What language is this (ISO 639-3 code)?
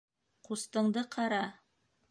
bak